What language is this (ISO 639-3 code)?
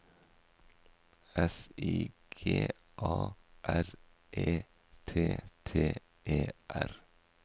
nor